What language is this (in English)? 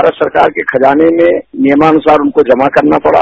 Hindi